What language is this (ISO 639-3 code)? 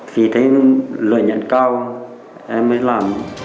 vie